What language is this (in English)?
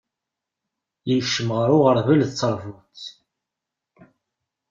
Kabyle